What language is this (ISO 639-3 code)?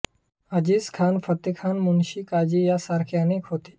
mar